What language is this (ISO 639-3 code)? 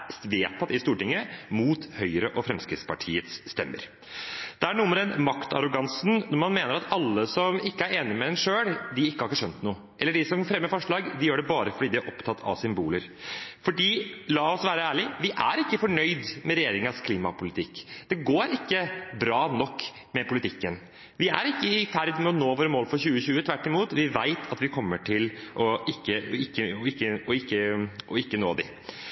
nob